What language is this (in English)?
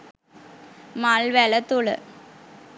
Sinhala